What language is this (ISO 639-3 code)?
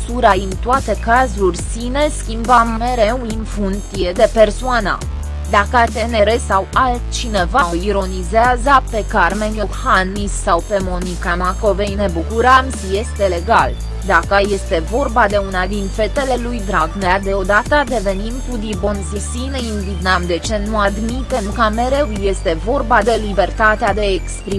ron